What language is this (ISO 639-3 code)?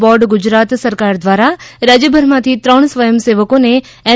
guj